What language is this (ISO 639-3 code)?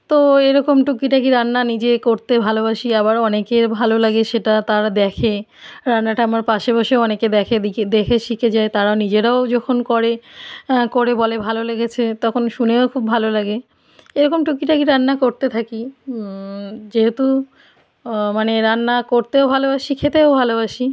ben